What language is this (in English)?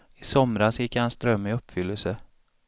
Swedish